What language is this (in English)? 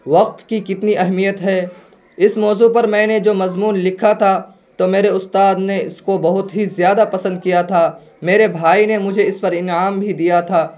Urdu